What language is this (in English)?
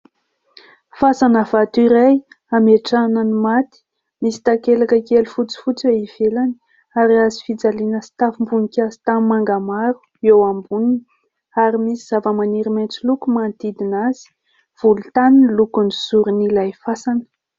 Malagasy